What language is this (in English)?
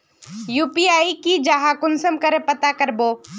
Magahi